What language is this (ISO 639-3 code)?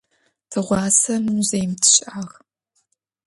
ady